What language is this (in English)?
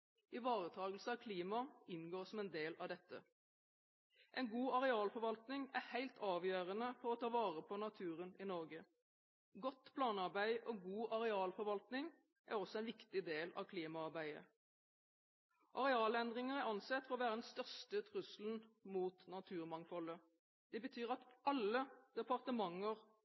Norwegian Bokmål